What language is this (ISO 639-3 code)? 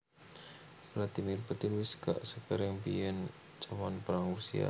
jav